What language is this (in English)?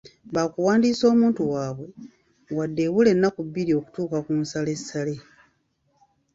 Ganda